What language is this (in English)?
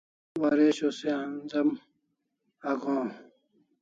Kalasha